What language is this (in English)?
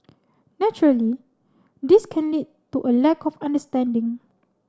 English